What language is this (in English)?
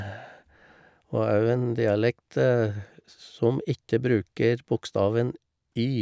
Norwegian